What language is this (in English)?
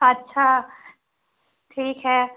Hindi